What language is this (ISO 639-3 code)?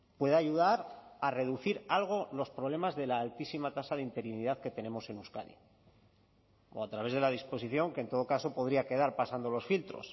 spa